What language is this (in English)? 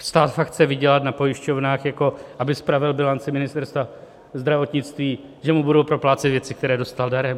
Czech